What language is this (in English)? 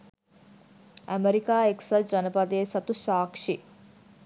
Sinhala